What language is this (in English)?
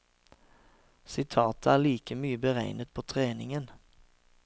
Norwegian